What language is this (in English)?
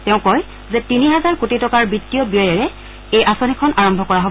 Assamese